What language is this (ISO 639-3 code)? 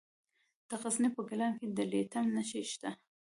pus